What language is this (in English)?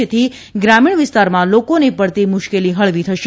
Gujarati